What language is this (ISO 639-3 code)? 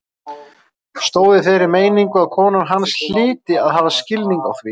isl